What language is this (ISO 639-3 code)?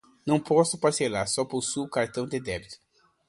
por